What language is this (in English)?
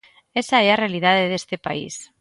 Galician